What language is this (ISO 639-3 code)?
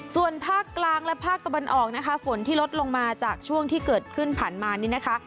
tha